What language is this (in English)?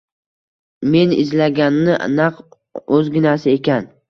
Uzbek